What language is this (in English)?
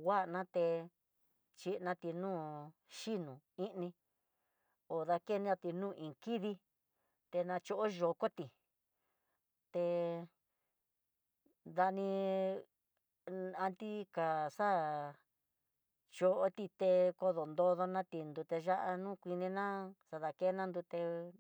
Tidaá Mixtec